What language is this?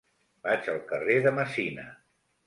Catalan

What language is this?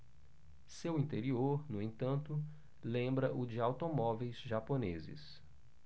Portuguese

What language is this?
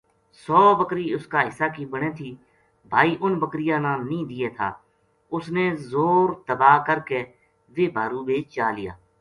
Gujari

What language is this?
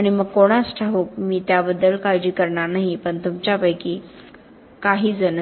Marathi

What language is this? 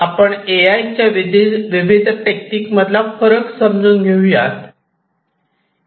Marathi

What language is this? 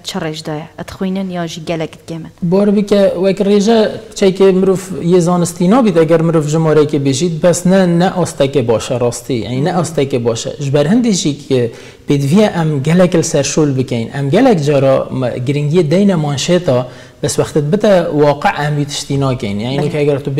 Arabic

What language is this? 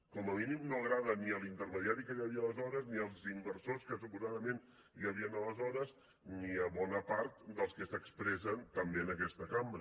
Catalan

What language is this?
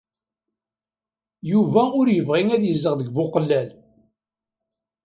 Kabyle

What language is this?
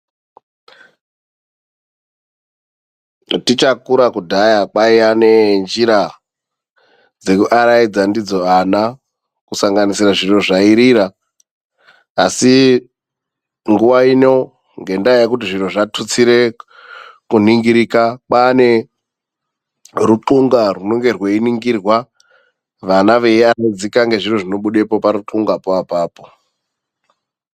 Ndau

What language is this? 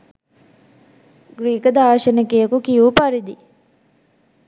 Sinhala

